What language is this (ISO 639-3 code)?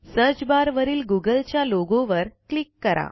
mar